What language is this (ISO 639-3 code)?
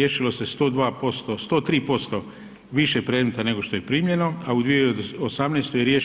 hrv